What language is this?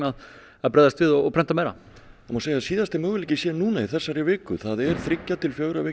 Icelandic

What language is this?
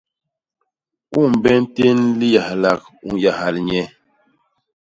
Basaa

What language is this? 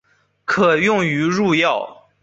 Chinese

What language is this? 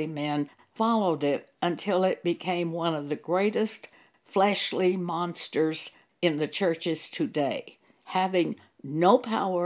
English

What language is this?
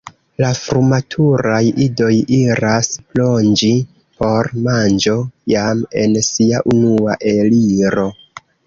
Esperanto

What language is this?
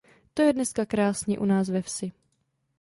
Czech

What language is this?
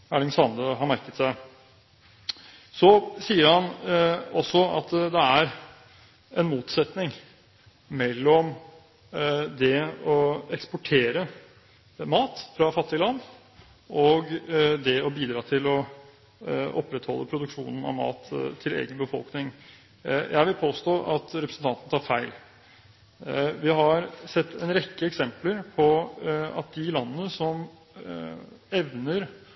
Norwegian Bokmål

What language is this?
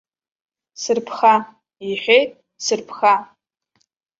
Abkhazian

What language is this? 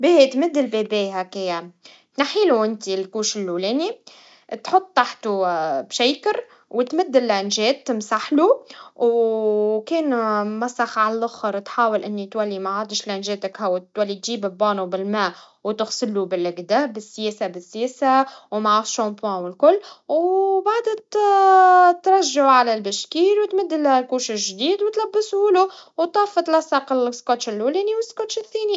Tunisian Arabic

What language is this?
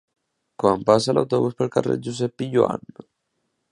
Catalan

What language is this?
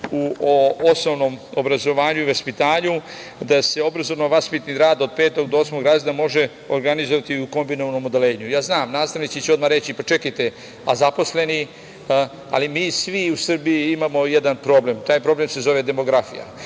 Serbian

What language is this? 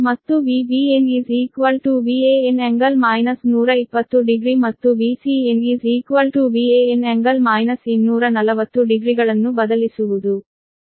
Kannada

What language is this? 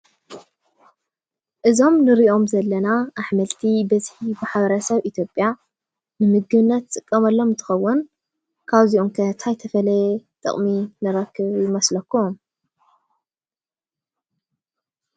Tigrinya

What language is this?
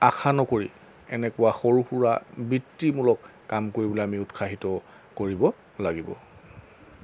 Assamese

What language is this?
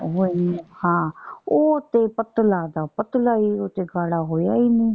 Punjabi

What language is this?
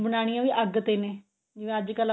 Punjabi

